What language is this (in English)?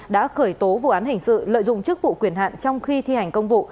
Vietnamese